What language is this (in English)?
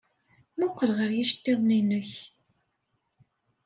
Kabyle